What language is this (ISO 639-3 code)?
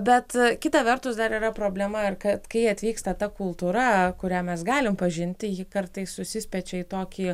lit